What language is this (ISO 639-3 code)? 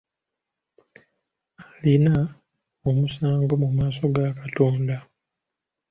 lug